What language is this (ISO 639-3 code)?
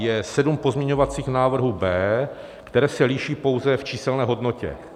ces